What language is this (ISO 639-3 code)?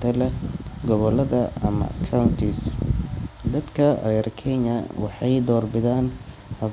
som